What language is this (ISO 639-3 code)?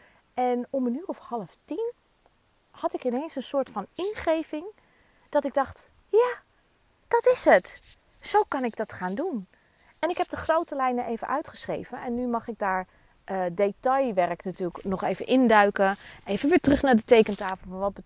nld